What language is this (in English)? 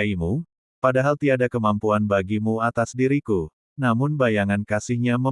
Indonesian